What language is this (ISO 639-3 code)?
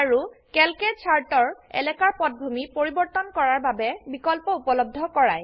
asm